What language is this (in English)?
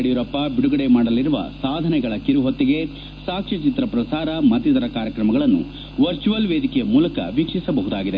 Kannada